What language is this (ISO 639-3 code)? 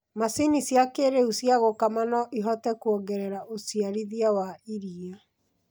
kik